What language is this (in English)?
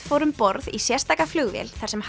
Icelandic